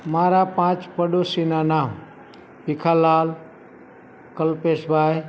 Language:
Gujarati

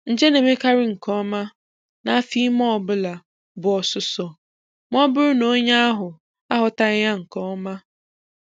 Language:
Igbo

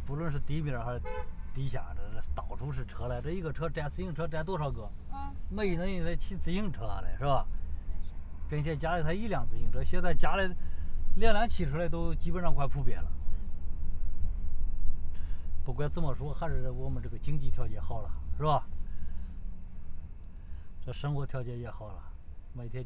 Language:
Chinese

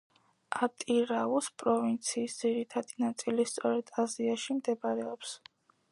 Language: Georgian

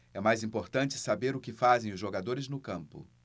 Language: Portuguese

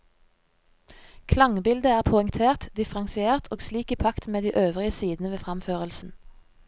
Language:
Norwegian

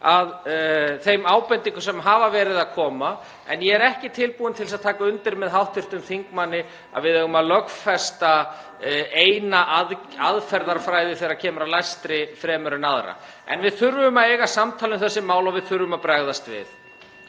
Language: Icelandic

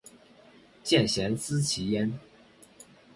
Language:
Chinese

